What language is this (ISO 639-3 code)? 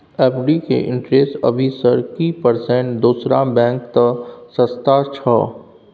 mai